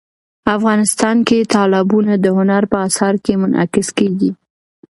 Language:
Pashto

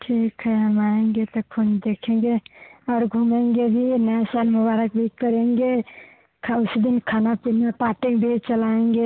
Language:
Hindi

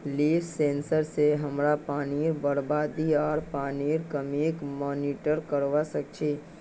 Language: Magahi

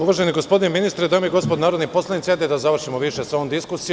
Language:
Serbian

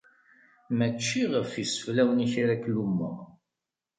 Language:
Kabyle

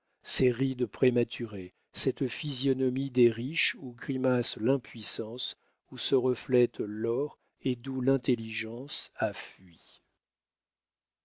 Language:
French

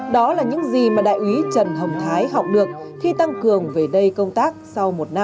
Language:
Vietnamese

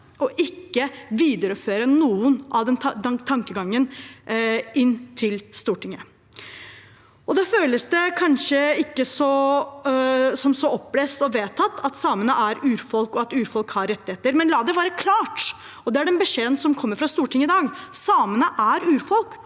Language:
Norwegian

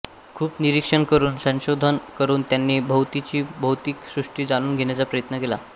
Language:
Marathi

